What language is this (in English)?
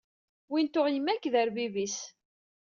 Kabyle